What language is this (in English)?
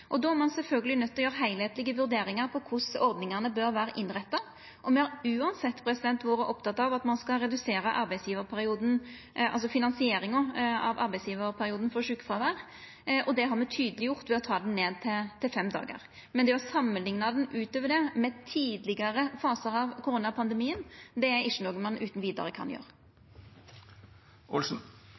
Norwegian Nynorsk